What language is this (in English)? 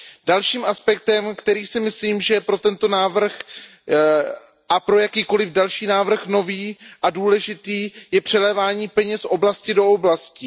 Czech